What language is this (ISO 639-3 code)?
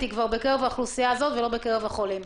heb